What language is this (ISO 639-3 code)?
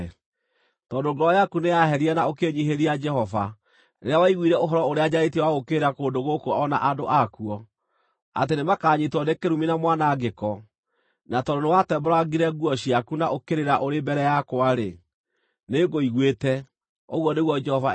kik